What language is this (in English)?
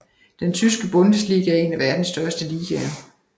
Danish